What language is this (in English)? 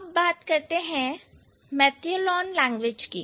Hindi